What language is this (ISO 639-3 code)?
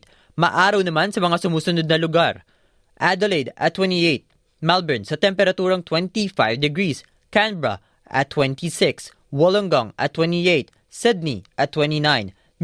fil